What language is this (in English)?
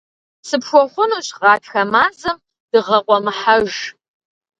Kabardian